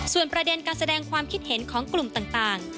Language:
Thai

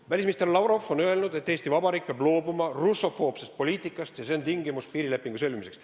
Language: Estonian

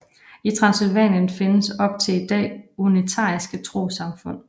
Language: Danish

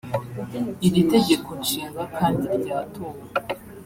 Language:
Kinyarwanda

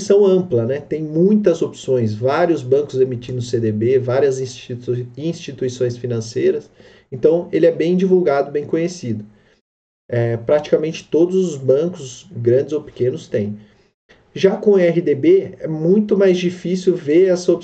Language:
Portuguese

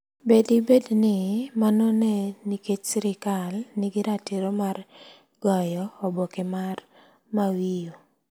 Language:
Luo (Kenya and Tanzania)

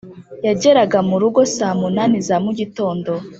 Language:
Kinyarwanda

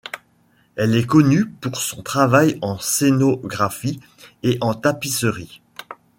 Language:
French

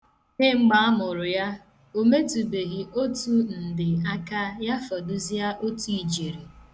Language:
Igbo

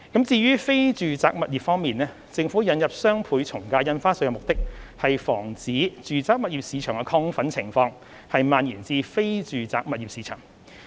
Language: Cantonese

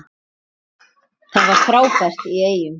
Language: Icelandic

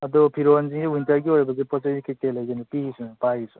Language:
Manipuri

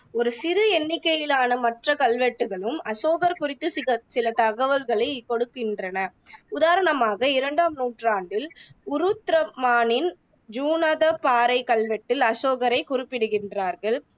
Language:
Tamil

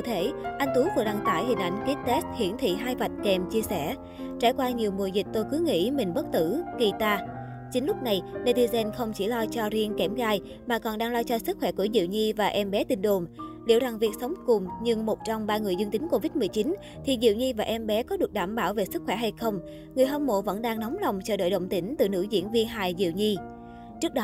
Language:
Vietnamese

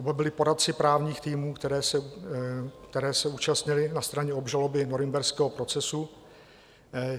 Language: Czech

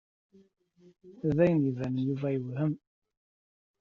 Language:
Kabyle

